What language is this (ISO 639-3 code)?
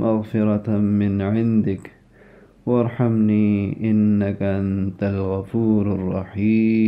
ara